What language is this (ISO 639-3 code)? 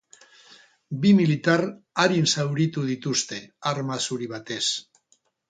eus